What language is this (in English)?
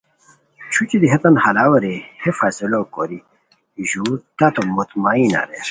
Khowar